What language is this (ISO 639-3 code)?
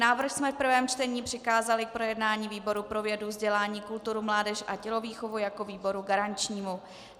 ces